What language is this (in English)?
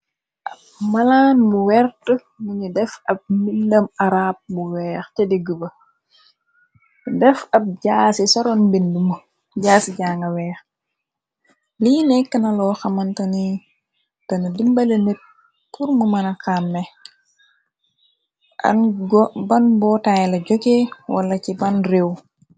Wolof